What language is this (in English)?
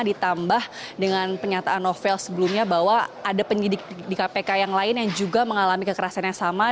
Indonesian